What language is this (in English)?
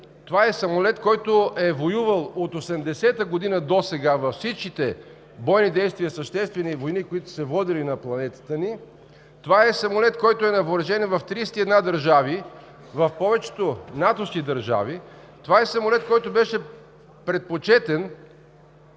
Bulgarian